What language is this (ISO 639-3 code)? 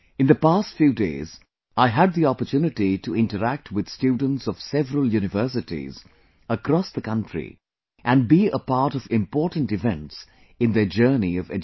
eng